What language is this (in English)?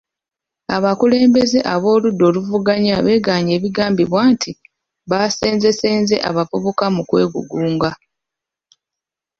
Ganda